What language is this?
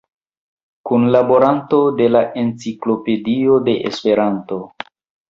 Esperanto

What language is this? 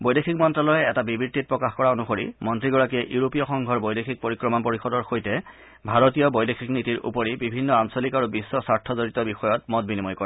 Assamese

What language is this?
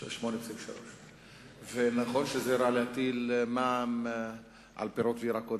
Hebrew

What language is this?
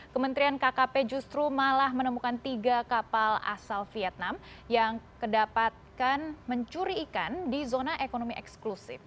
Indonesian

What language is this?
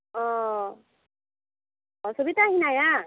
Santali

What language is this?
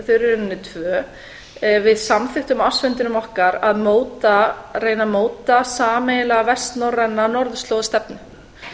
Icelandic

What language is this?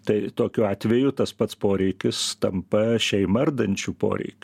Lithuanian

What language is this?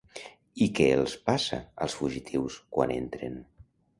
Catalan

